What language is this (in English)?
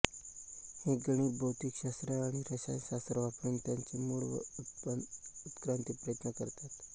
Marathi